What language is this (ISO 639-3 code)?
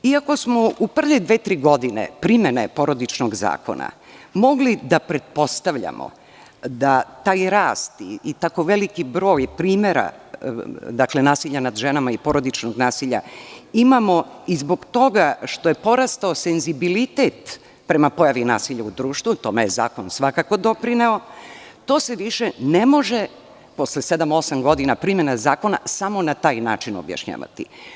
srp